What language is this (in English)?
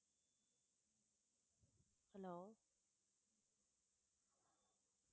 Tamil